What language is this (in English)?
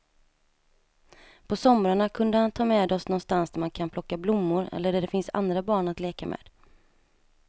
Swedish